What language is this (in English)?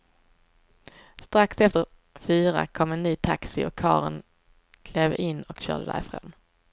Swedish